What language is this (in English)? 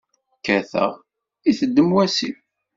Kabyle